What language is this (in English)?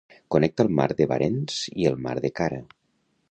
Catalan